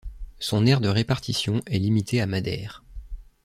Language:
French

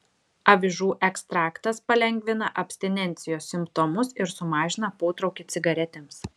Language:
Lithuanian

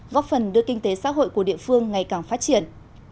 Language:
Vietnamese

